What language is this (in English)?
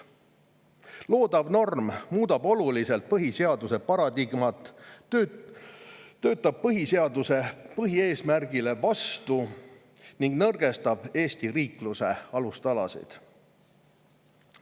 Estonian